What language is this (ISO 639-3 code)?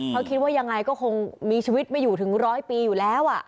tha